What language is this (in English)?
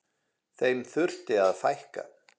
Icelandic